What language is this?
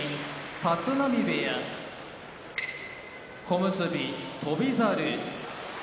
Japanese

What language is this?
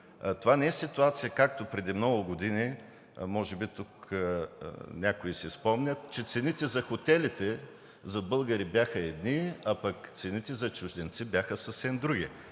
Bulgarian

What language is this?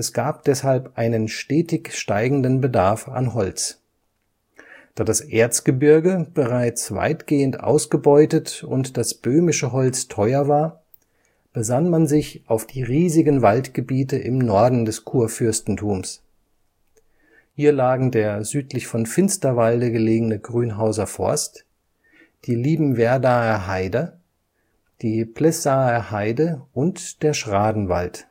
German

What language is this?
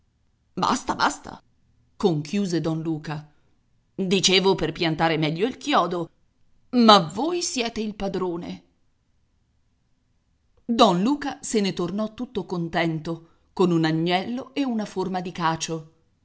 Italian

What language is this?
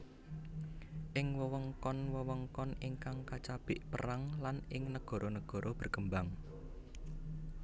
Javanese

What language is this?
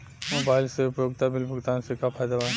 Bhojpuri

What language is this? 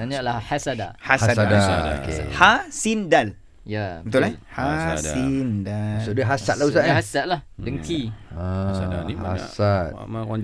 Malay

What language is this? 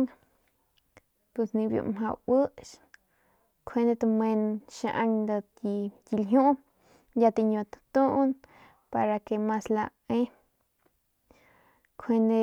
Northern Pame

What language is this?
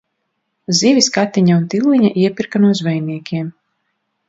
Latvian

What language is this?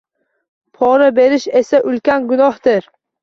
Uzbek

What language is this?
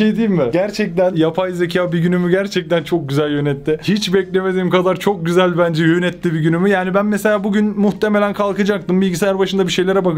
Turkish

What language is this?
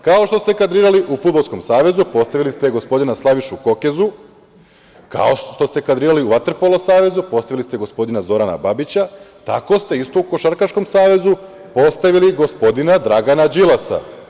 Serbian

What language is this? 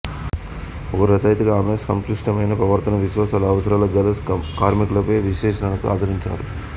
Telugu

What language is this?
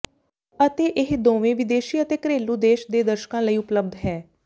Punjabi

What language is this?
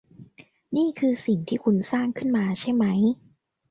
Thai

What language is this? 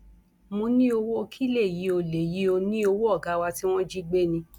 Yoruba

